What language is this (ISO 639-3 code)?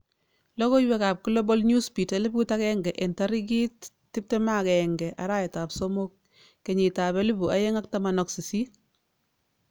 kln